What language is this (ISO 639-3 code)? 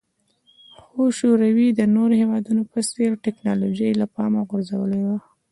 pus